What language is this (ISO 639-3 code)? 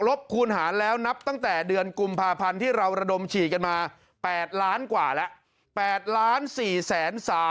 tha